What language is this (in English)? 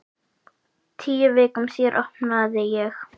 Icelandic